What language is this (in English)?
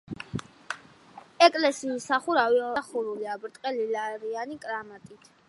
Georgian